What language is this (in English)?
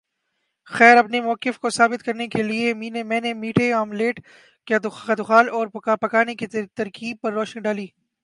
Urdu